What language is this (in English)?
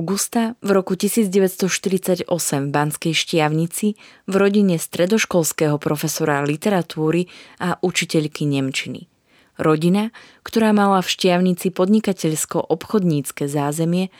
Slovak